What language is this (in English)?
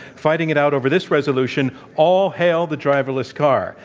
English